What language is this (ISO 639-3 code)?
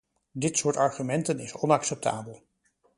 nld